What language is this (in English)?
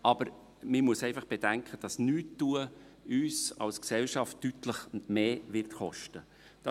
Swiss German